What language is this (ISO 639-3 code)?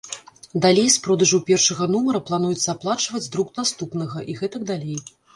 bel